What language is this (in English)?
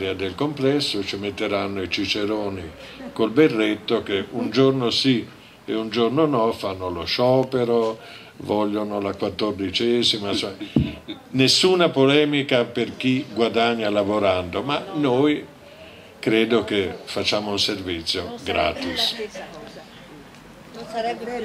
Italian